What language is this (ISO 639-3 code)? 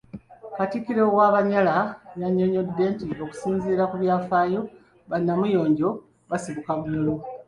lug